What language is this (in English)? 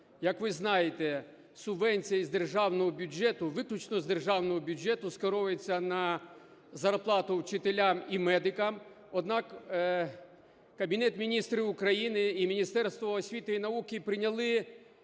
Ukrainian